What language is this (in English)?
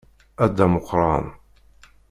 Kabyle